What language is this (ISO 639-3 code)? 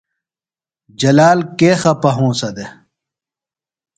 phl